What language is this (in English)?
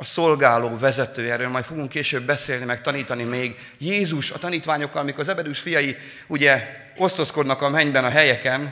Hungarian